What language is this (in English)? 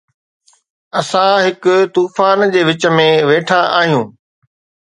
Sindhi